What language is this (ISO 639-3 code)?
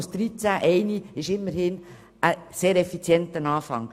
gsw